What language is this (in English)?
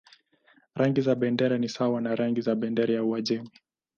Swahili